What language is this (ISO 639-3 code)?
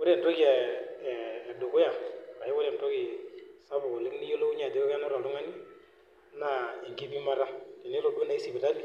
mas